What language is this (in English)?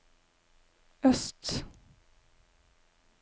Norwegian